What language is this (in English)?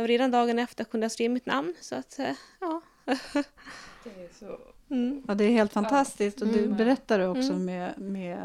Swedish